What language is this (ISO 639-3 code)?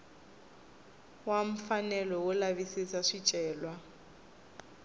tso